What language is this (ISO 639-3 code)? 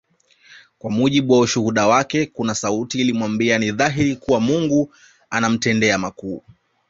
swa